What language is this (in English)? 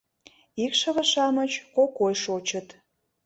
Mari